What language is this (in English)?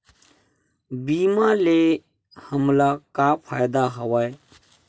Chhattisgarhi